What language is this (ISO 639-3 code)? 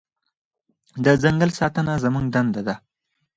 pus